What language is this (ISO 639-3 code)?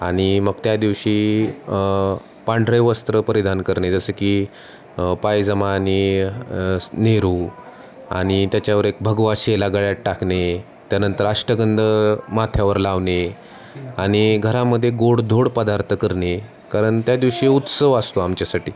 mar